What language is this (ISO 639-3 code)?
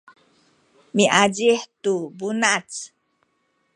szy